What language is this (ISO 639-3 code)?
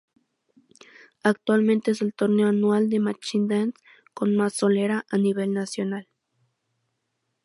spa